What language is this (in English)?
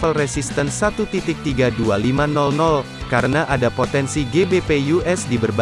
Indonesian